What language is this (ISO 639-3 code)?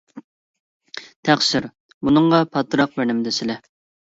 uig